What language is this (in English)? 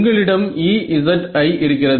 Tamil